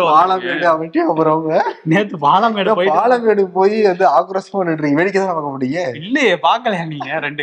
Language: Tamil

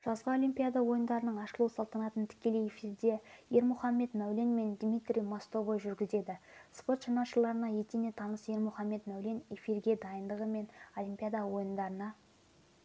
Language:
Kazakh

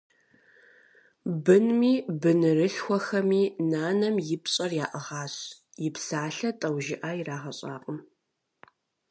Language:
Kabardian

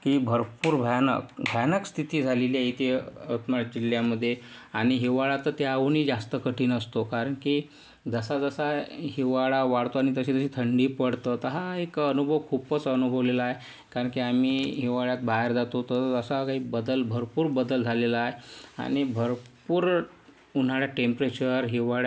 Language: Marathi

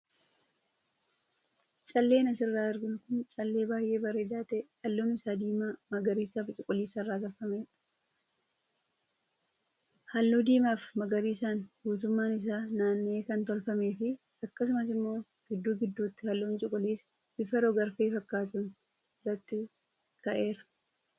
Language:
Oromo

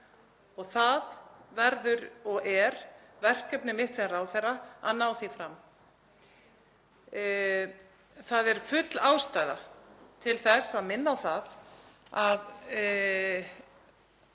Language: Icelandic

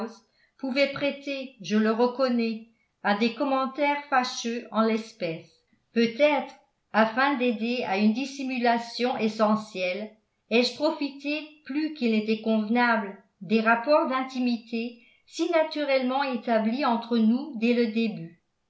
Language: French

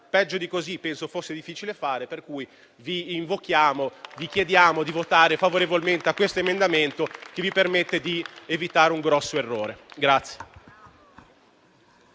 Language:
Italian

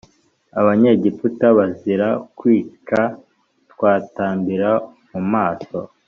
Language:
Kinyarwanda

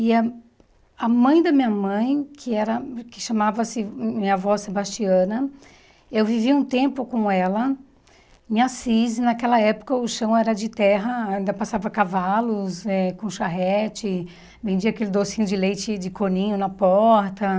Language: Portuguese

